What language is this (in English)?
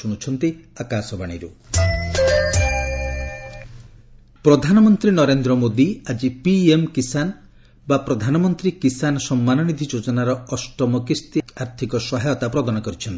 Odia